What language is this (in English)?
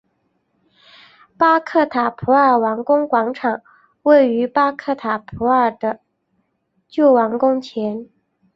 Chinese